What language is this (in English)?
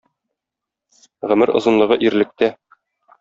Tatar